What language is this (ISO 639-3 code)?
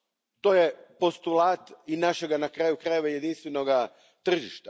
hrv